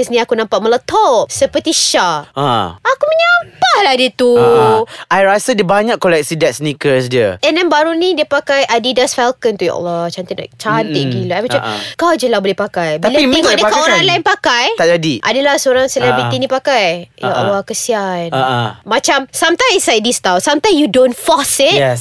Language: Malay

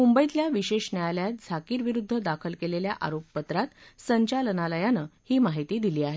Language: Marathi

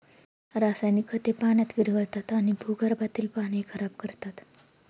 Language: Marathi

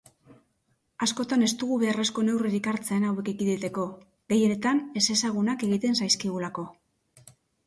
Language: Basque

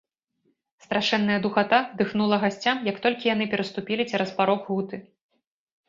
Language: Belarusian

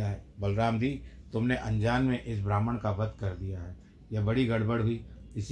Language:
Hindi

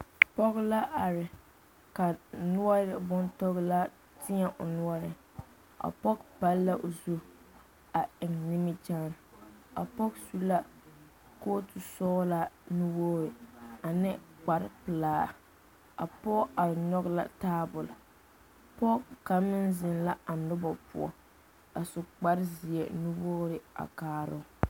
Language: Southern Dagaare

